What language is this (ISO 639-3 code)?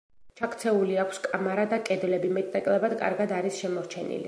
kat